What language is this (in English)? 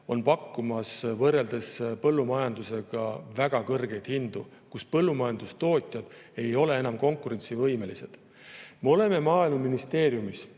Estonian